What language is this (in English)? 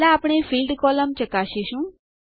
Gujarati